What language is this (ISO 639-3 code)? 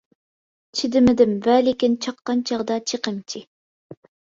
uig